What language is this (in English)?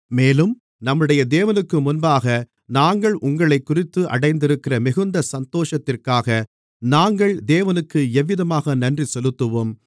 Tamil